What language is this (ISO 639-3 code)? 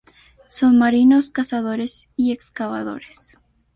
spa